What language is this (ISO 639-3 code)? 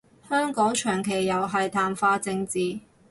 yue